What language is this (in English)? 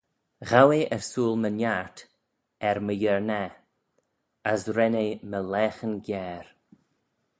Manx